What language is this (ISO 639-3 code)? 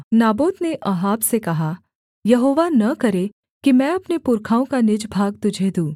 hin